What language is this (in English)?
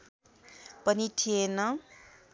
Nepali